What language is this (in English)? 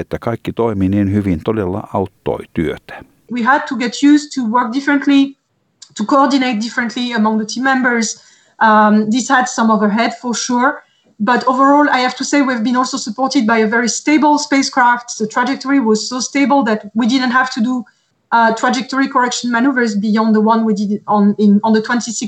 Finnish